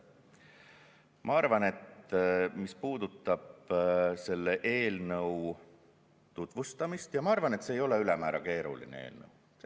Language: Estonian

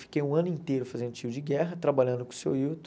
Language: Portuguese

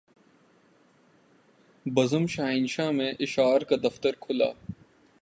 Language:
Urdu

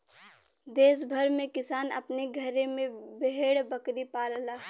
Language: Bhojpuri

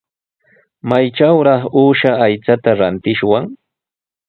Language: Sihuas Ancash Quechua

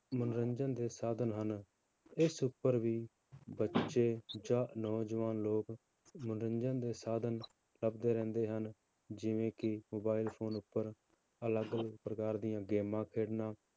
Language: Punjabi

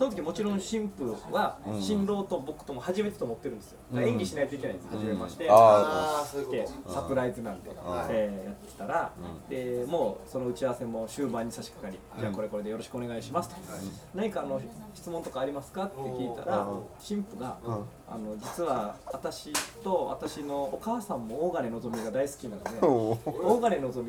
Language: Japanese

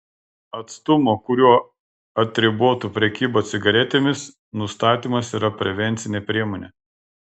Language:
Lithuanian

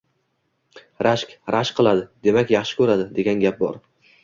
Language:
Uzbek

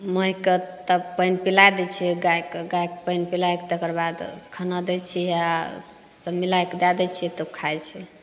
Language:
Maithili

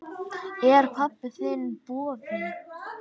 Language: Icelandic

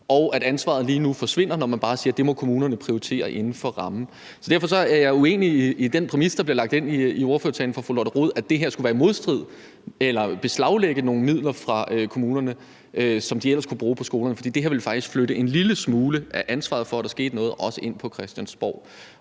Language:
Danish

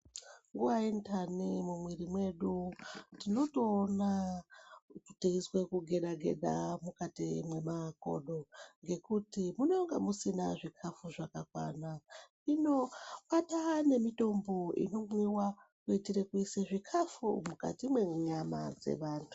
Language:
Ndau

